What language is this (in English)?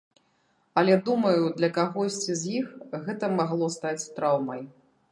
Belarusian